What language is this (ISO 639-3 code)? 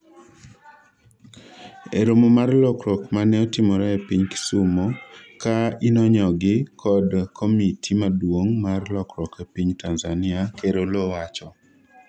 luo